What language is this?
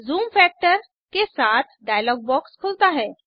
Hindi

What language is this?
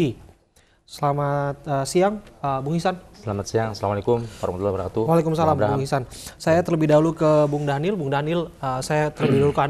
Indonesian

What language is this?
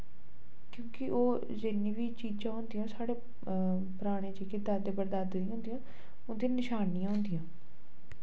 Dogri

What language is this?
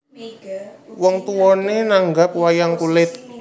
Javanese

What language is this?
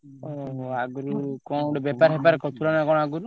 Odia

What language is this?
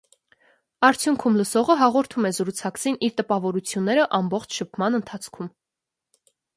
Armenian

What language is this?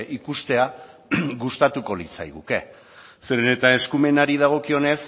Basque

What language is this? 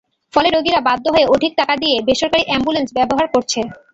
Bangla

